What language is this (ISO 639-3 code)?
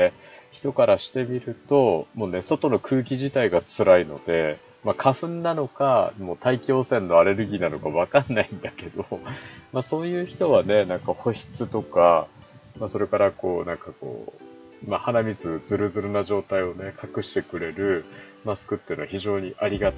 jpn